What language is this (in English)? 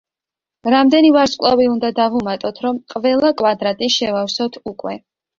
Georgian